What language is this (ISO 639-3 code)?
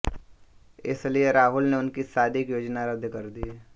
hin